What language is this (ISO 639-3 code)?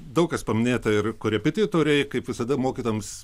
lit